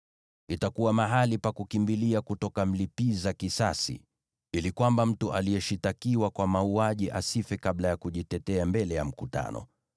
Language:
Swahili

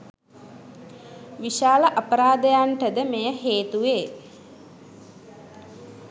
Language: Sinhala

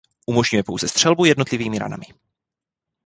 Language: Czech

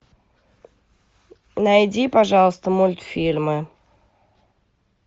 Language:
Russian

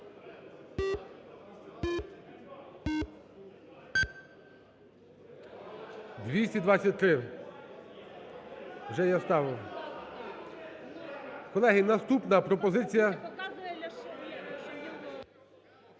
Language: Ukrainian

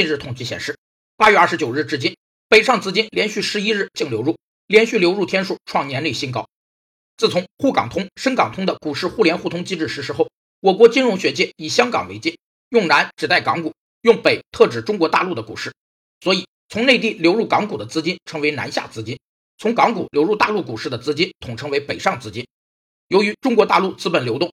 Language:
Chinese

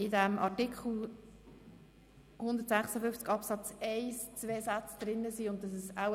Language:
Swiss German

